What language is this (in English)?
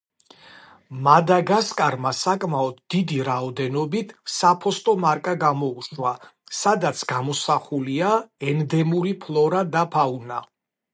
Georgian